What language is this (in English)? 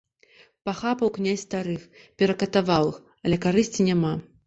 Belarusian